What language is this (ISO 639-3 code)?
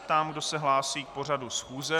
ces